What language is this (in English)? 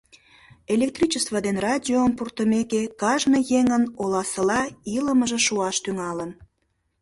Mari